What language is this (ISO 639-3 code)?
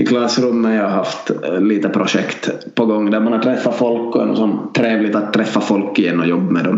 swe